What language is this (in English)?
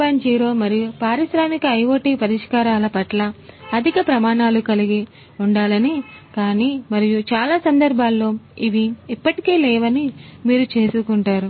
Telugu